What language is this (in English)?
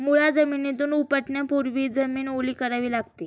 Marathi